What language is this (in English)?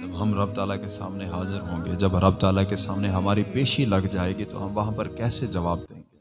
Urdu